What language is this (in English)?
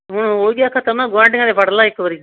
Punjabi